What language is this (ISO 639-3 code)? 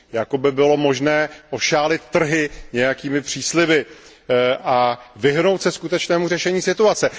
ces